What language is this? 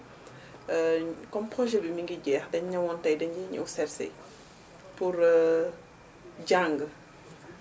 Wolof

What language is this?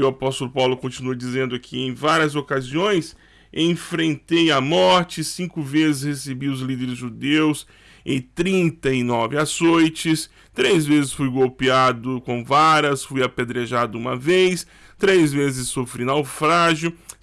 Portuguese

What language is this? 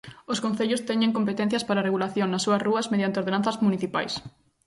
Galician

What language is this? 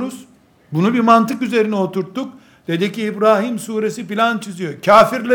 Turkish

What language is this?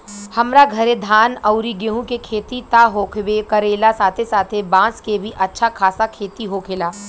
Bhojpuri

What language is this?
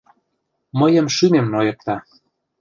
Mari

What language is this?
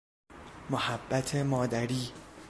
Persian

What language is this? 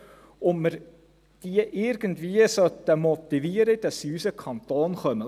Swiss German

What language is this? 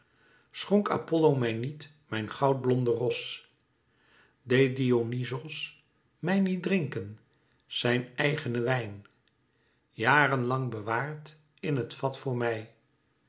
Dutch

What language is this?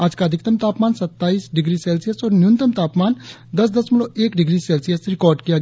Hindi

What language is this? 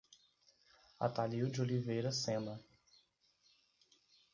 Portuguese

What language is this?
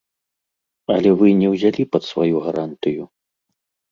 Belarusian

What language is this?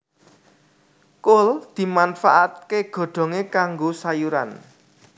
Javanese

